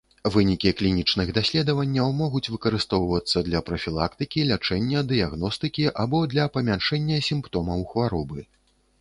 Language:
Belarusian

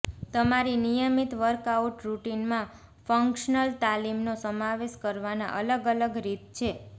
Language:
Gujarati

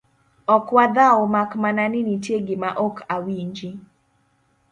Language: Luo (Kenya and Tanzania)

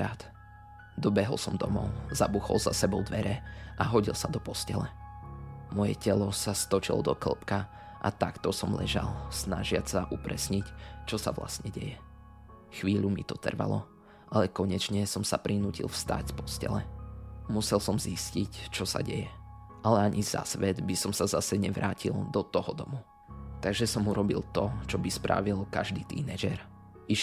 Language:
Slovak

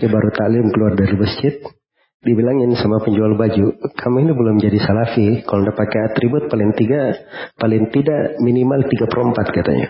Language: Indonesian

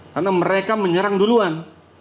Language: Indonesian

